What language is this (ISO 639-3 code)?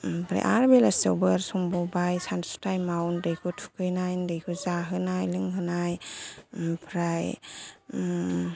brx